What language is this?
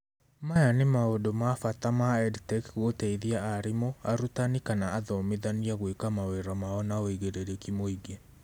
Kikuyu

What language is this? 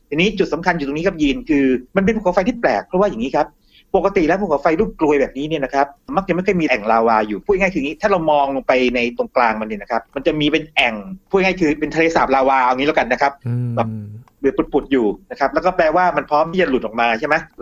Thai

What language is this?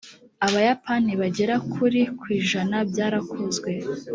Kinyarwanda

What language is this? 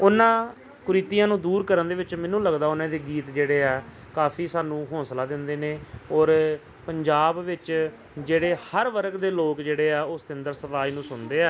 Punjabi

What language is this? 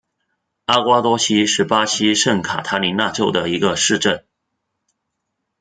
Chinese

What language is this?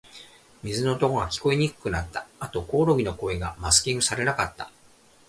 Japanese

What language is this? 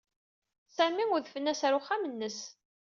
Kabyle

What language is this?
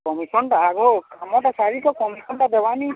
Odia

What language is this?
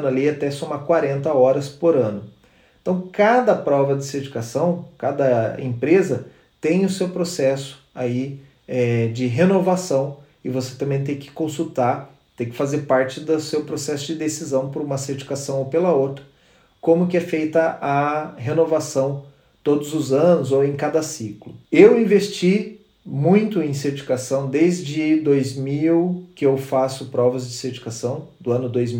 Portuguese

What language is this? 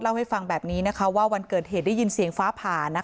Thai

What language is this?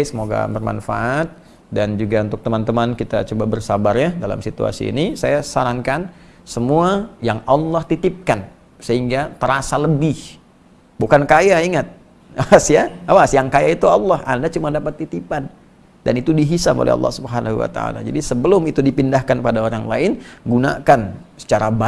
Indonesian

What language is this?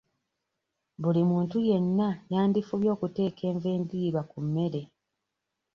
Ganda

